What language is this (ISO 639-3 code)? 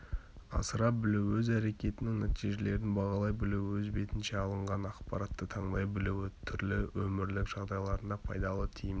kaz